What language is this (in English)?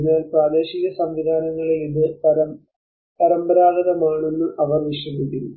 Malayalam